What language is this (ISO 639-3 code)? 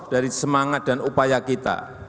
ind